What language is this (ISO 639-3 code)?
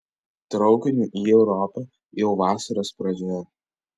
lit